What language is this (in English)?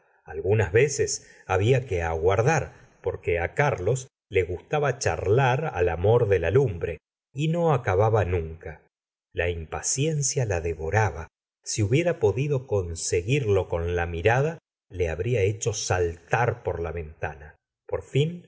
Spanish